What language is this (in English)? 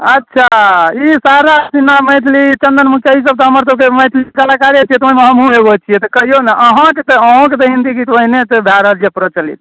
Maithili